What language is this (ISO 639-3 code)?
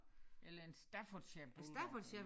dan